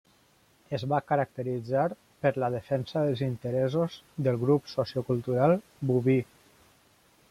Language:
Catalan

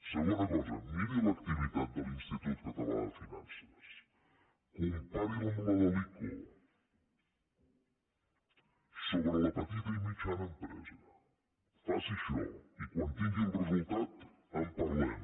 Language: Catalan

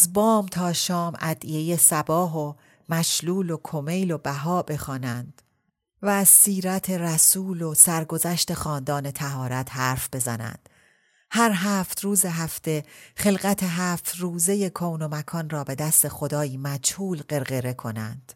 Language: Persian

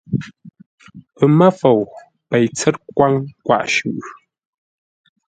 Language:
Ngombale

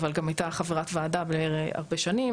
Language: Hebrew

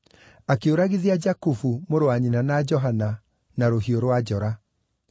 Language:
Kikuyu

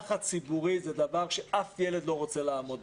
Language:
Hebrew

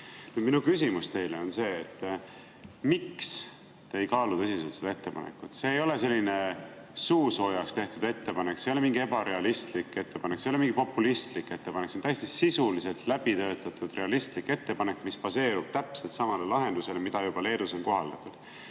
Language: Estonian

